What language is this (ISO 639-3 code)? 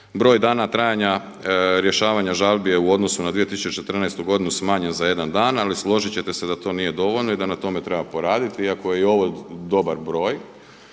hrv